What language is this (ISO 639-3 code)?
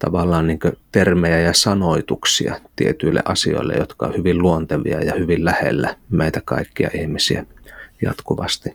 fin